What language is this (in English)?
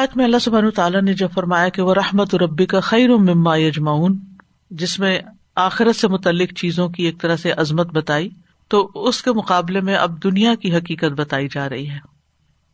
Urdu